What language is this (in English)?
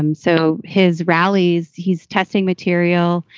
English